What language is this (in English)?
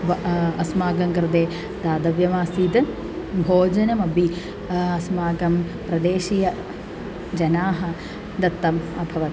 Sanskrit